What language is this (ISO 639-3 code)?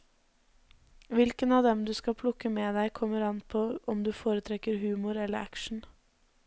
nor